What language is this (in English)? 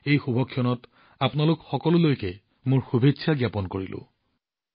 Assamese